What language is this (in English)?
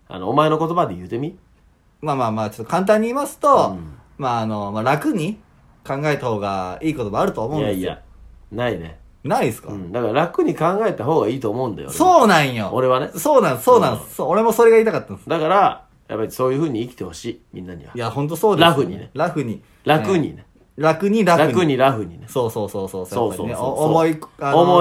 Japanese